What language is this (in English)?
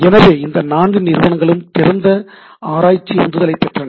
Tamil